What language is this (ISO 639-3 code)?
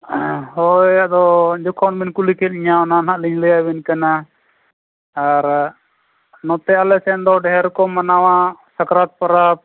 sat